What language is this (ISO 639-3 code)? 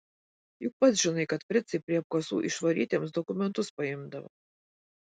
lit